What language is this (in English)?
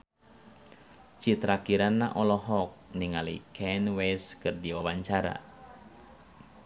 Sundanese